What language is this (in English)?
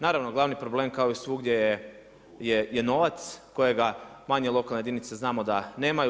Croatian